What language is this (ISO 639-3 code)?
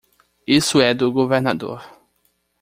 por